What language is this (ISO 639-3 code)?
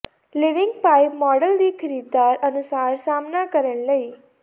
pan